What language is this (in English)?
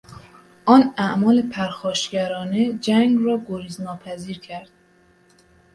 Persian